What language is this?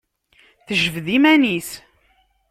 Kabyle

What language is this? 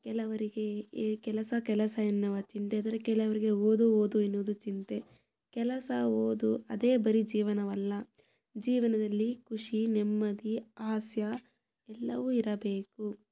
Kannada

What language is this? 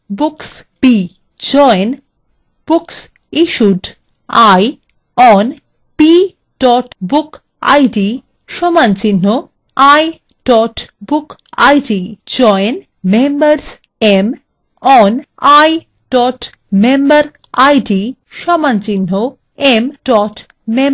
Bangla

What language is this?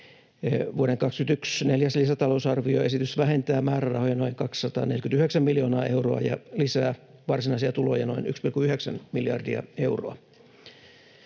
Finnish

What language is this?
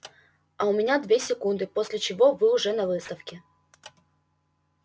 Russian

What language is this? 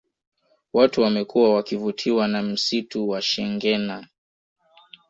Swahili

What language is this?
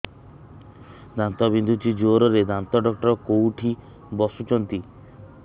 Odia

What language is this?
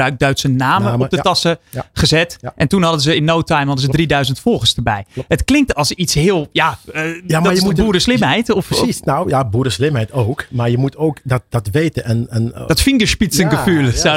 Dutch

